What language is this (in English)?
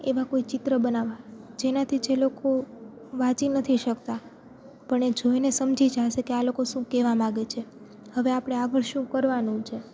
Gujarati